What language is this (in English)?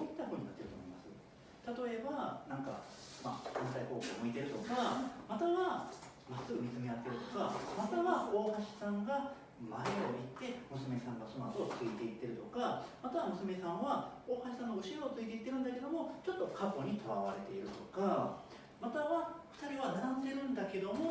Japanese